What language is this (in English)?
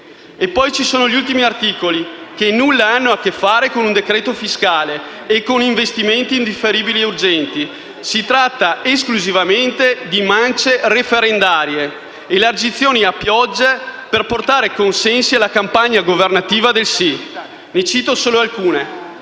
Italian